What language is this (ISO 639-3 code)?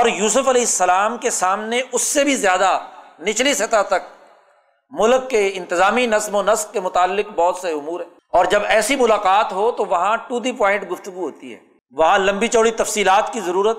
urd